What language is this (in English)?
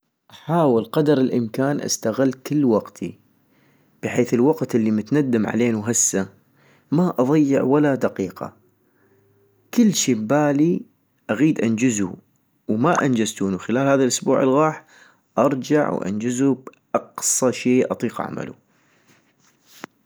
North Mesopotamian Arabic